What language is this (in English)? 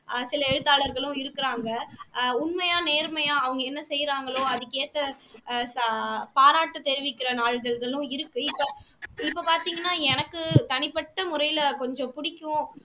Tamil